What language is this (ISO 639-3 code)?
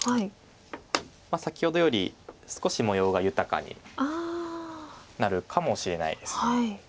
jpn